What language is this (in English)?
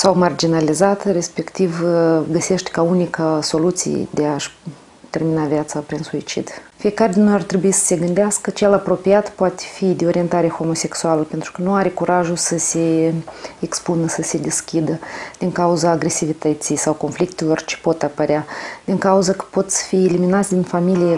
Romanian